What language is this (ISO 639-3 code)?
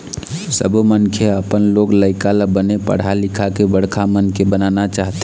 hne